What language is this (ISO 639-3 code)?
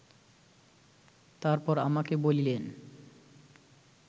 ben